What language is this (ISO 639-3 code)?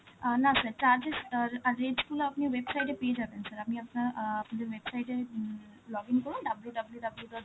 ben